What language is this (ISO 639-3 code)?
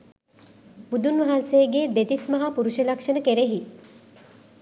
sin